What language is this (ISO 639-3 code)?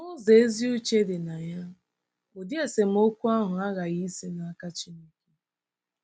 ibo